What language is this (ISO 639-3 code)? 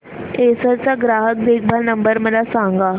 mar